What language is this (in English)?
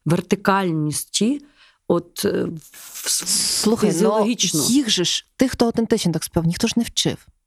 Ukrainian